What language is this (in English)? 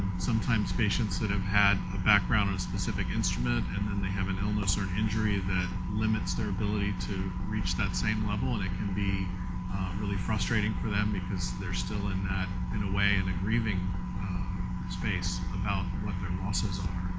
English